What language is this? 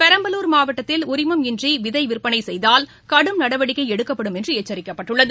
Tamil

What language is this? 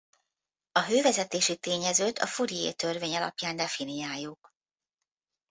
Hungarian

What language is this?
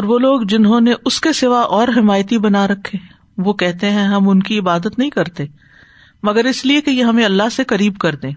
Urdu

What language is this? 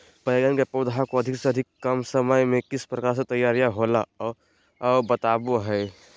Magahi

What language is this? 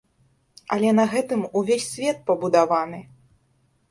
Belarusian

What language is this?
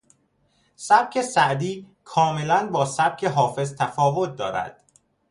Persian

